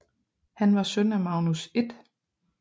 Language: Danish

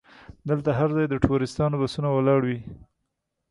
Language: Pashto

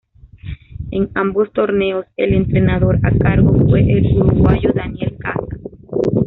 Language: Spanish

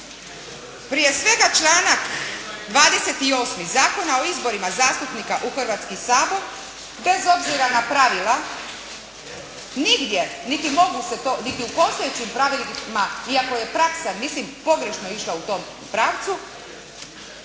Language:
Croatian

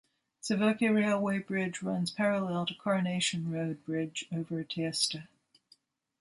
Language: English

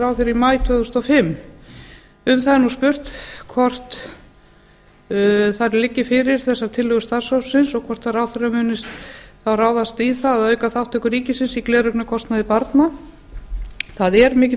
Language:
Icelandic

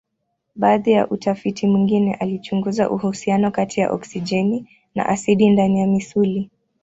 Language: Swahili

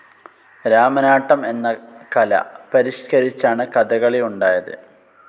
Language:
Malayalam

